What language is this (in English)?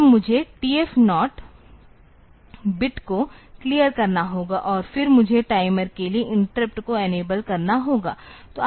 Hindi